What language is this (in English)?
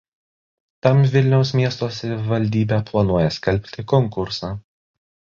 Lithuanian